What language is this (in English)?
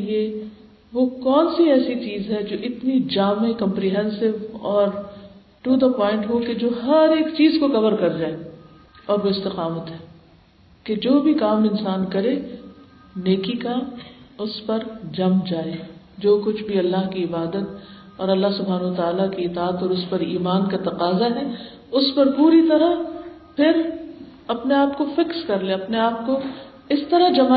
Urdu